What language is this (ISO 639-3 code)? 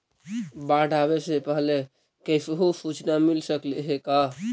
mag